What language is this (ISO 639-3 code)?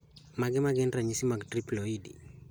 luo